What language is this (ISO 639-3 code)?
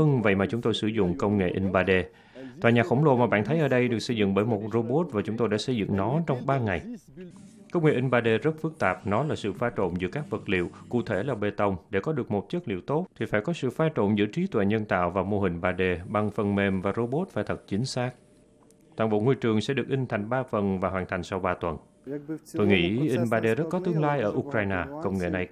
vie